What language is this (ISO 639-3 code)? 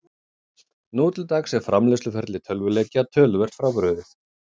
isl